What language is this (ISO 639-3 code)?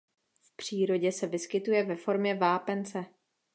ces